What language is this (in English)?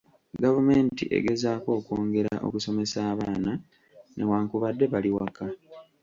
Ganda